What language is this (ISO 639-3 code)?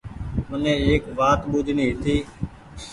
gig